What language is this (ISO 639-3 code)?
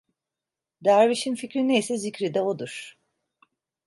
tur